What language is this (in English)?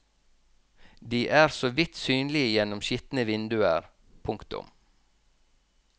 Norwegian